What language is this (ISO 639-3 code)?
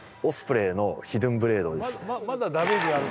jpn